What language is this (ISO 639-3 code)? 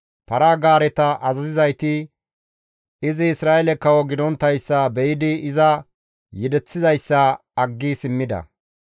gmv